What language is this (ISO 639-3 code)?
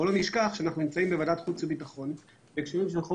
heb